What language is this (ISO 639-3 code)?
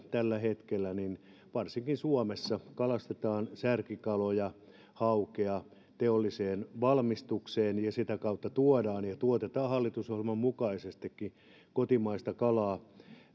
fin